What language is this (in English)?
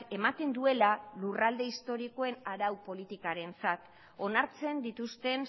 Basque